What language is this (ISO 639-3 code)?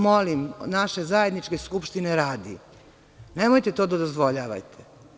srp